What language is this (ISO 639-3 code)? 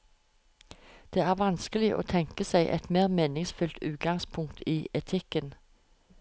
nor